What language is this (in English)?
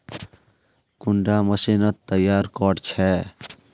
Magahi